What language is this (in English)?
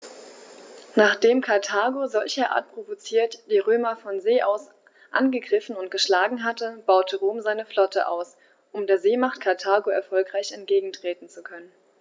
German